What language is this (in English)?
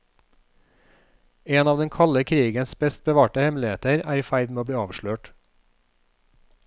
Norwegian